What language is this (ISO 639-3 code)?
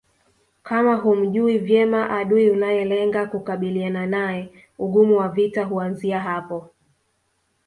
swa